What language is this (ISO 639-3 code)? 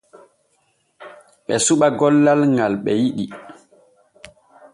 fue